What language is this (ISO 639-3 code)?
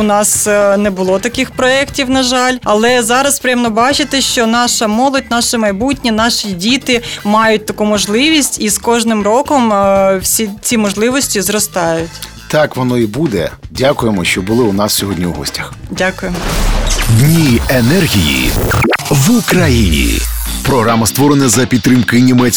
ukr